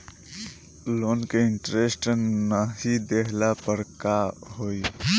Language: Bhojpuri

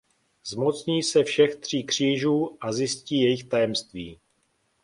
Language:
Czech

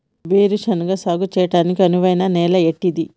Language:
Telugu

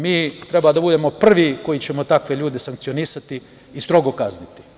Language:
Serbian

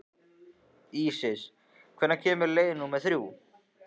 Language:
Icelandic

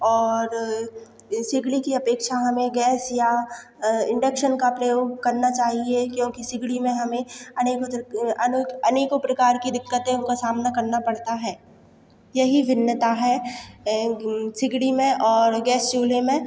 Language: Hindi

